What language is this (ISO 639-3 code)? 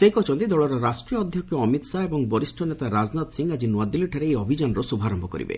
ori